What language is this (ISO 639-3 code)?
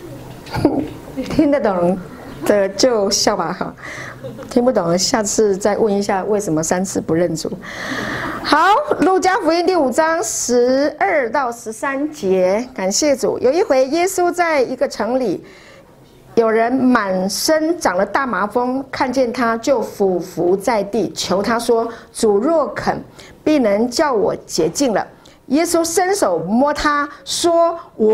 zho